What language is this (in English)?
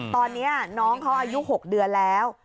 Thai